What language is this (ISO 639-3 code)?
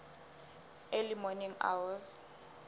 sot